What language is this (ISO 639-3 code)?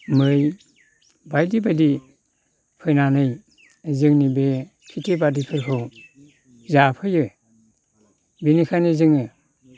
brx